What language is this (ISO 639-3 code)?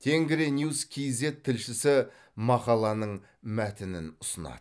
kaz